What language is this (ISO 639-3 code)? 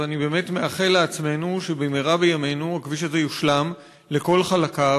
heb